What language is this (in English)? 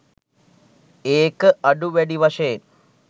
Sinhala